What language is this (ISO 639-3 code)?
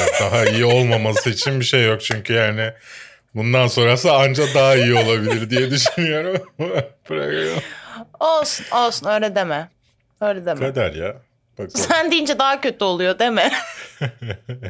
tur